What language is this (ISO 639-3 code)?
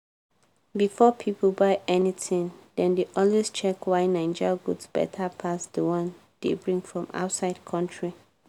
pcm